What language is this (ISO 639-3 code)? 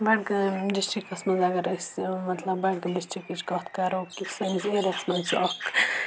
kas